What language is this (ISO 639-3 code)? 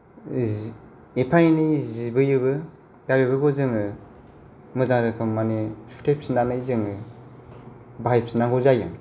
brx